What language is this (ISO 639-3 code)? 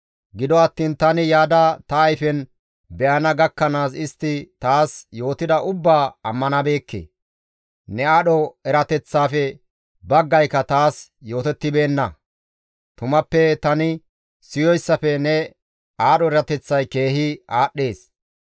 gmv